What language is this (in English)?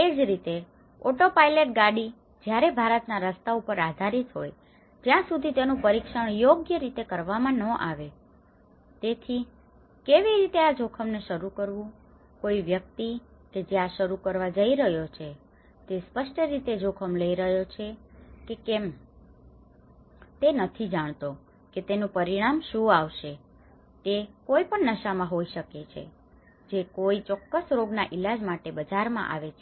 Gujarati